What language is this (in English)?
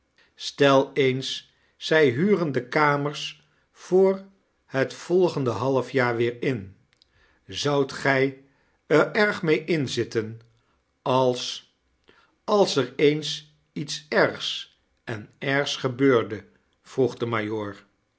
Dutch